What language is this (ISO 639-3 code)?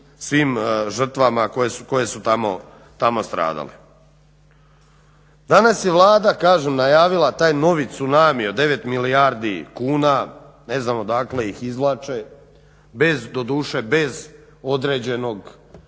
hrv